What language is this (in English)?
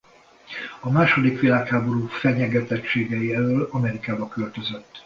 Hungarian